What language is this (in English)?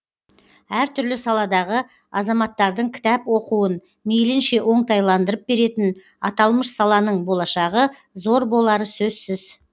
Kazakh